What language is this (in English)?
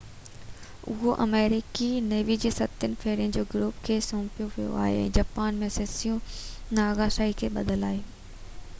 Sindhi